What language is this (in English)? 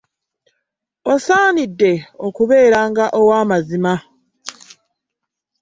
Ganda